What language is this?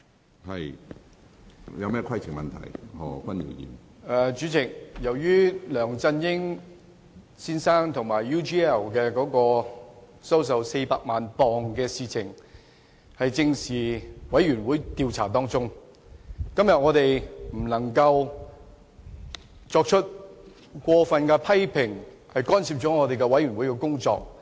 Cantonese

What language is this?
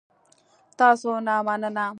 Pashto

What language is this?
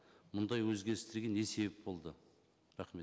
Kazakh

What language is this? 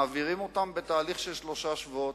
Hebrew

